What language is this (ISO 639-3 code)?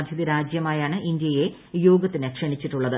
mal